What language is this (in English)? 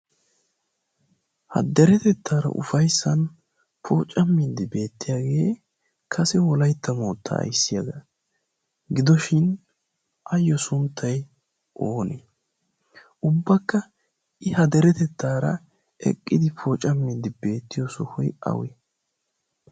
Wolaytta